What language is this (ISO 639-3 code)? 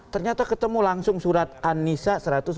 ind